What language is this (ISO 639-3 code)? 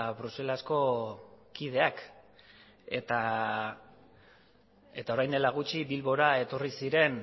eus